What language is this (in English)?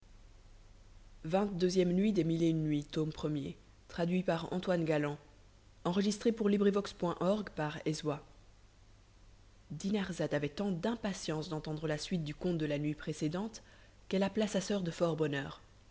French